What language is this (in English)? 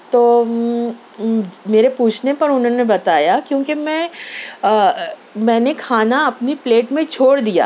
Urdu